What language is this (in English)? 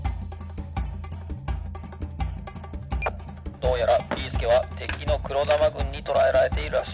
Japanese